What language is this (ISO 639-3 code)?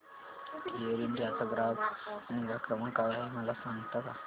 mar